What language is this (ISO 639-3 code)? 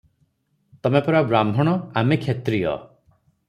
ori